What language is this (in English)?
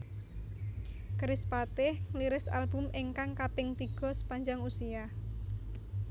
Javanese